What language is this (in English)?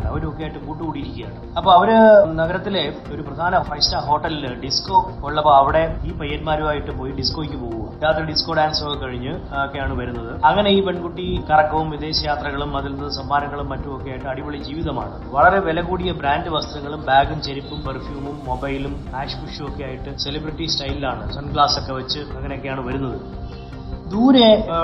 Malayalam